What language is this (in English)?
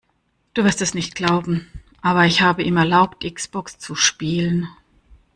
German